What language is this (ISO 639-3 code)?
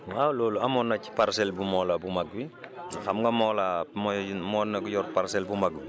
wol